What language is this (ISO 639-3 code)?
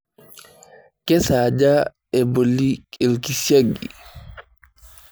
mas